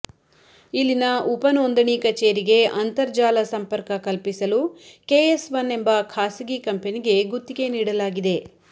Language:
Kannada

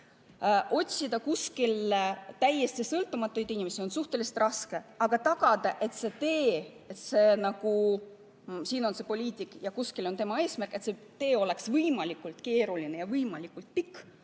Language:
Estonian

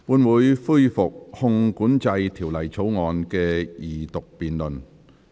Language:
Cantonese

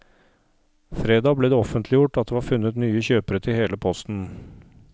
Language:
Norwegian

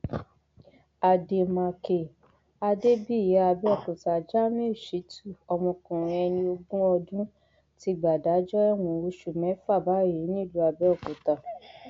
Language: Yoruba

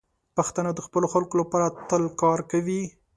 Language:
Pashto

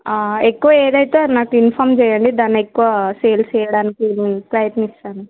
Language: Telugu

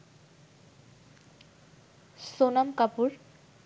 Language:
Bangla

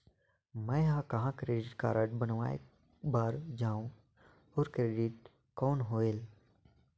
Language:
Chhattisgarhi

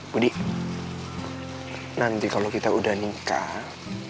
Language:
Indonesian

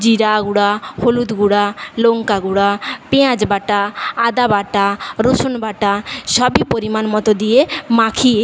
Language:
Bangla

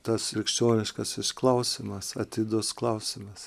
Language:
Lithuanian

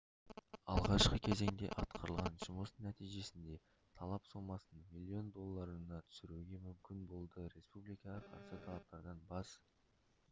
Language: Kazakh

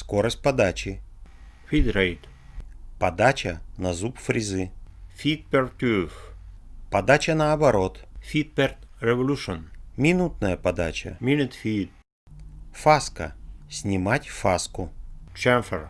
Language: Russian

